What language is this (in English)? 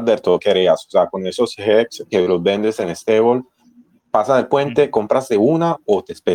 Spanish